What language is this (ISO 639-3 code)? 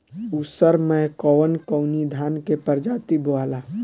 bho